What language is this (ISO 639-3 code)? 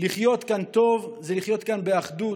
heb